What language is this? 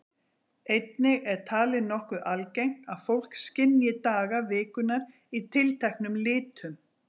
Icelandic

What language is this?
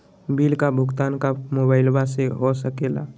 Magahi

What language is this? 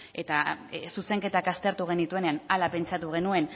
Basque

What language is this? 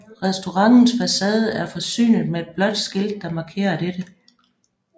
Danish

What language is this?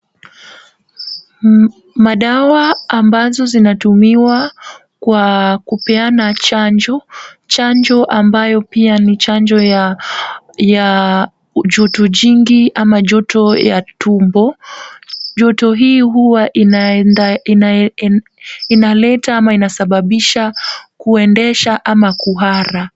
Swahili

